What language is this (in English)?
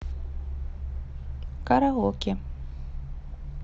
Russian